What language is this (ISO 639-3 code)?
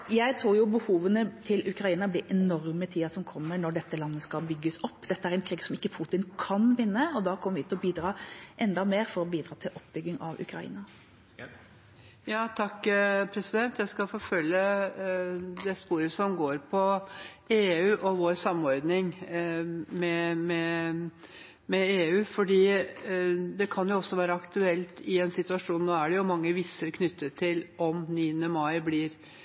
nob